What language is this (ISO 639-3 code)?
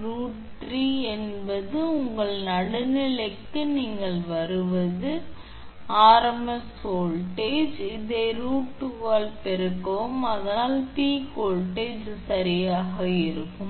tam